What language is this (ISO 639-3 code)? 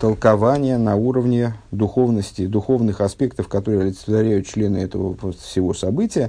rus